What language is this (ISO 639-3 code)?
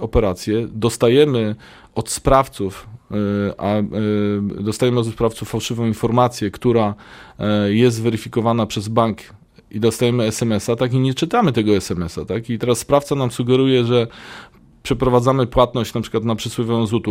pol